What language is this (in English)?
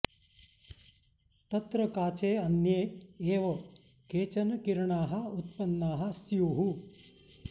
Sanskrit